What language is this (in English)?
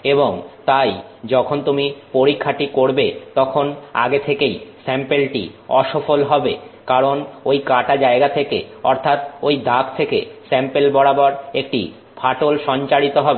Bangla